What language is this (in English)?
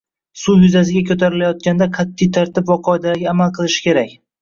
Uzbek